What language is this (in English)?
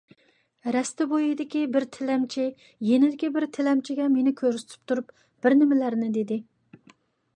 Uyghur